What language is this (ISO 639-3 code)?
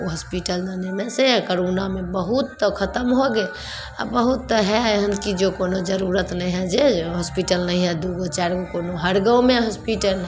mai